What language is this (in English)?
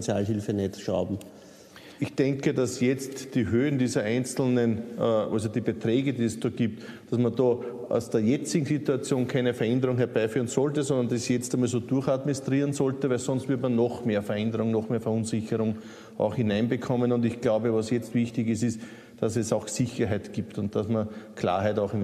German